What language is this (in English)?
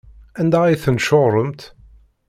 Kabyle